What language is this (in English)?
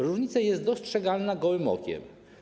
Polish